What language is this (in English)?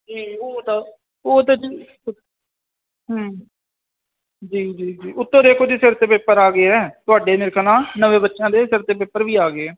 Punjabi